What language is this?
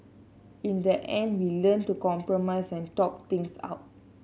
English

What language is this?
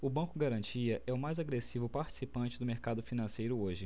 Portuguese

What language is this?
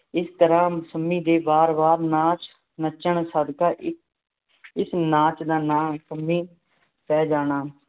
Punjabi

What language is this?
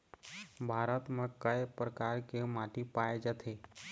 Chhattisgarhi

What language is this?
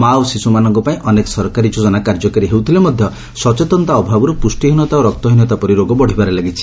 Odia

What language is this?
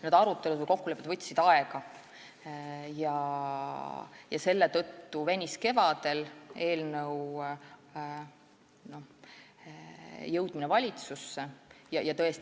Estonian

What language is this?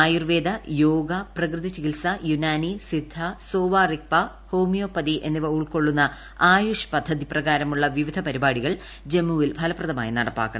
Malayalam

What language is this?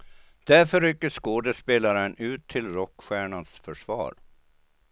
Swedish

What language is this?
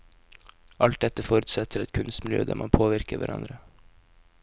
Norwegian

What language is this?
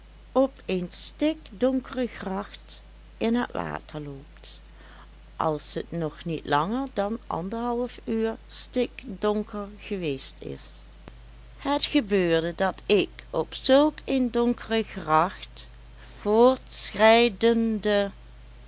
Dutch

